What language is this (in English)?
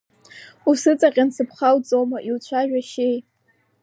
Abkhazian